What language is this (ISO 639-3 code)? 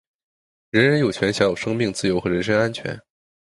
zho